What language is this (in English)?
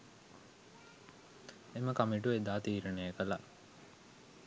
Sinhala